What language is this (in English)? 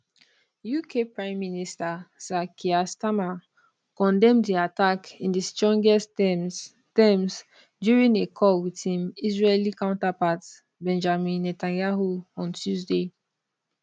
Nigerian Pidgin